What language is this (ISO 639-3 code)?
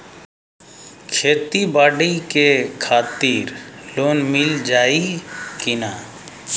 bho